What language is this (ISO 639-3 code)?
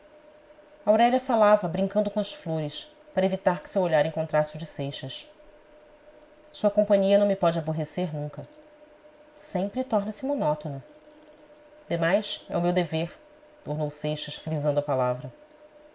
por